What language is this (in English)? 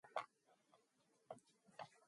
Mongolian